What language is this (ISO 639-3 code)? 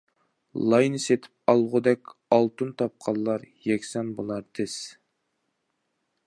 uig